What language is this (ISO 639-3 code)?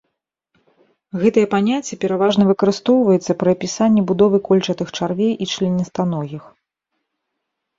bel